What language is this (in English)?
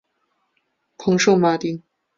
Chinese